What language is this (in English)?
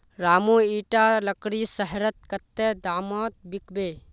Magahi